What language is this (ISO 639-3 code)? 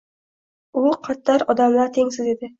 uzb